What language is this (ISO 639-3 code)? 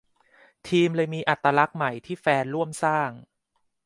tha